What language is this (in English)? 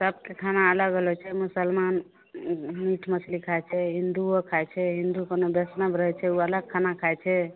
Maithili